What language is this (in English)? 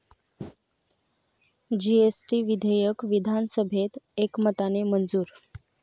Marathi